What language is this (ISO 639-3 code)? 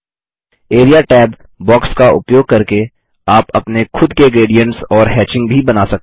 hin